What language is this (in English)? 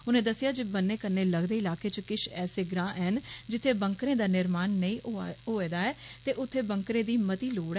Dogri